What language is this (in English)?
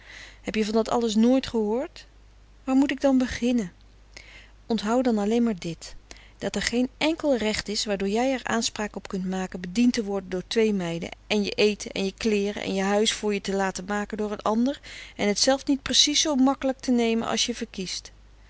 Dutch